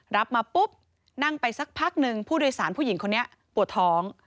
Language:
Thai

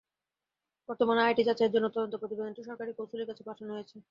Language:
Bangla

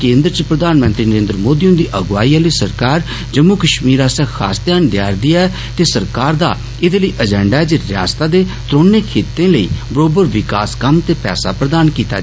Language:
Dogri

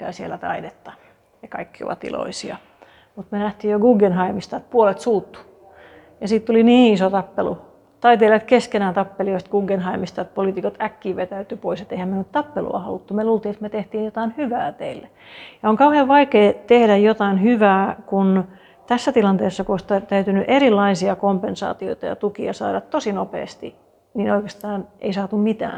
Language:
Finnish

